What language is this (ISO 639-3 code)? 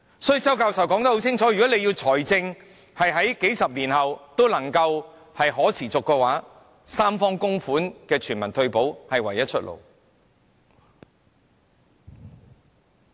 yue